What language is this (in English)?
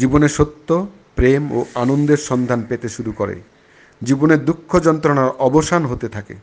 Bangla